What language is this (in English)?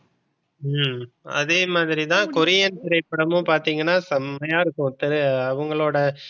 Tamil